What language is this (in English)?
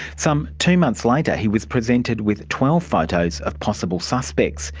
English